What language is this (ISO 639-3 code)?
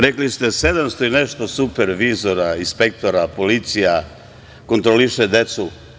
srp